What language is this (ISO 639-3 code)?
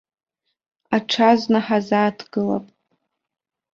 abk